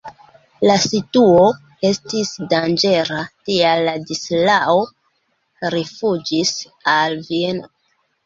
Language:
Esperanto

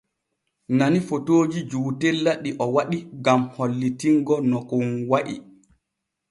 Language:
Borgu Fulfulde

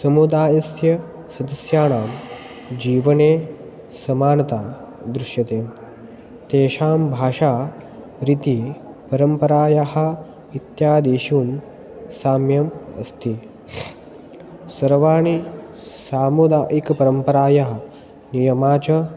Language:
Sanskrit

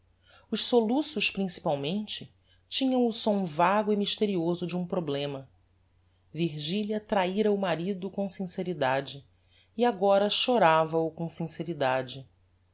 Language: Portuguese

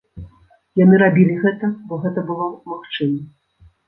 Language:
Belarusian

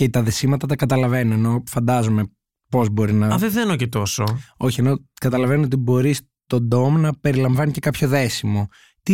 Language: Greek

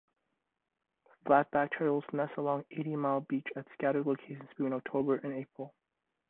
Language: English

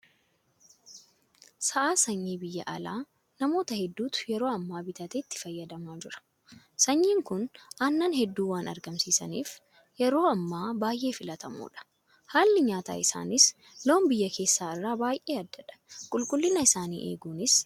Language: Oromo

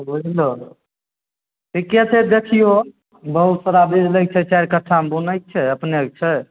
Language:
Maithili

